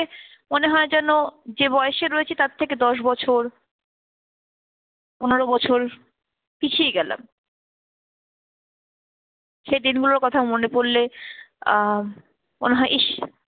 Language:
Bangla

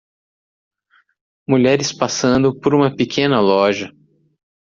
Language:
Portuguese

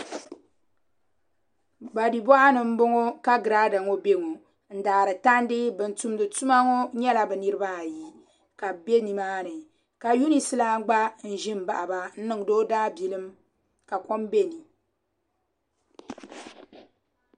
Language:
Dagbani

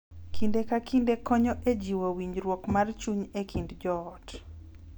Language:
Luo (Kenya and Tanzania)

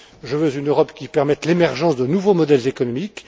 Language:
French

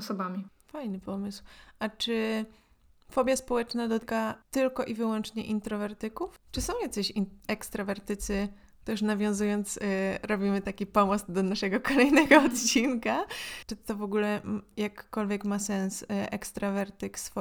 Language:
Polish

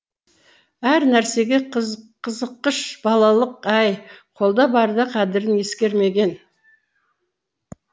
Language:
Kazakh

